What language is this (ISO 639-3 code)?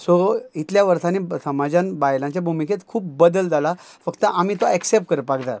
kok